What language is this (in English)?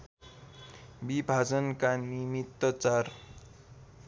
Nepali